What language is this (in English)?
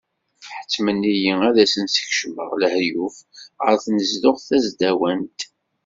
Kabyle